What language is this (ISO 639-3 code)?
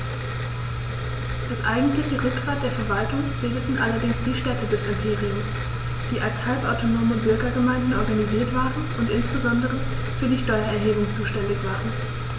deu